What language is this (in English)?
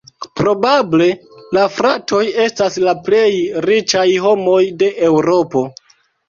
Esperanto